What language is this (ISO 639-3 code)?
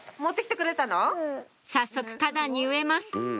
jpn